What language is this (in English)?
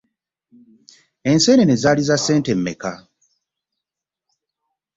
Ganda